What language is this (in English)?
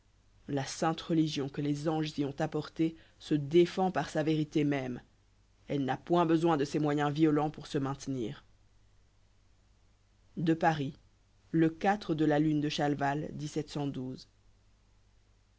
French